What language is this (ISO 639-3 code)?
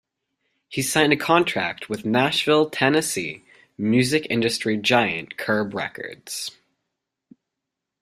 eng